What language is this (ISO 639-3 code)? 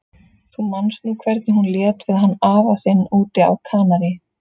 isl